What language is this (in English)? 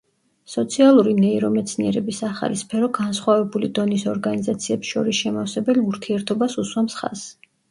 Georgian